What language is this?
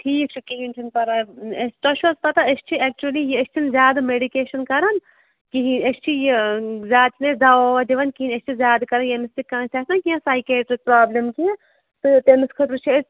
Kashmiri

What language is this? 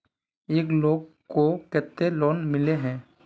Magahi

